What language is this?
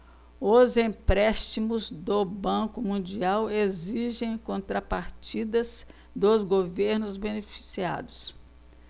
Portuguese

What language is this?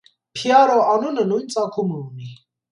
Armenian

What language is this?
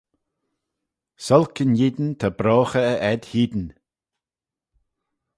Manx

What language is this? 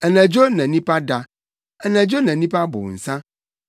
Akan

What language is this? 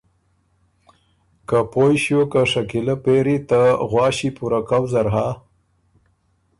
Ormuri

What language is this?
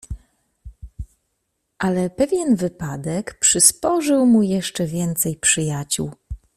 Polish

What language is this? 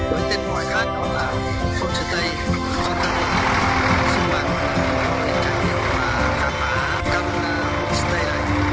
Vietnamese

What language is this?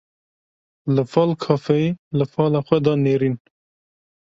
Kurdish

